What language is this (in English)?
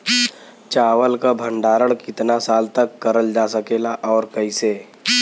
Bhojpuri